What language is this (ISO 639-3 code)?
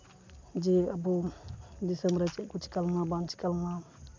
sat